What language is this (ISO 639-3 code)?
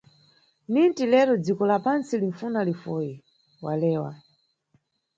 nyu